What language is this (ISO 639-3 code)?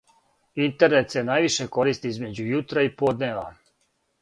srp